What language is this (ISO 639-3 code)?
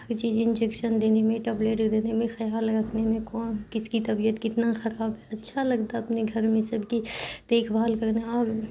urd